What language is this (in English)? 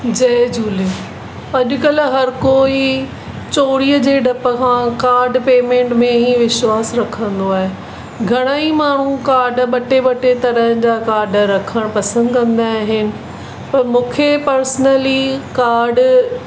Sindhi